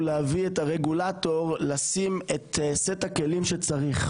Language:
Hebrew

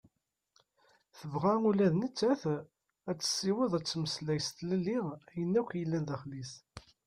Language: Kabyle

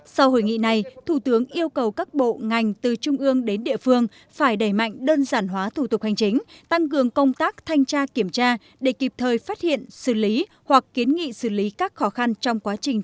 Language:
Vietnamese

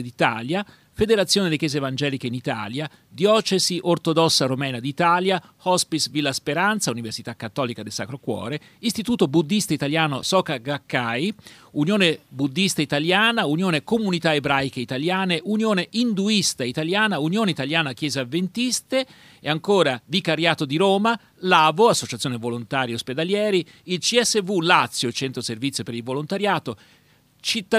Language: Italian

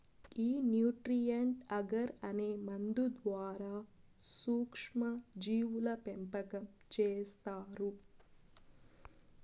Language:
Telugu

